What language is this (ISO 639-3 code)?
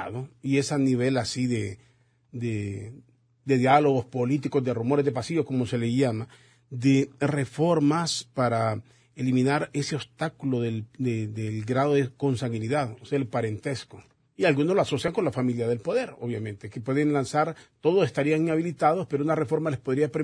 spa